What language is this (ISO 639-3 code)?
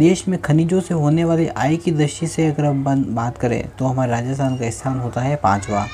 hin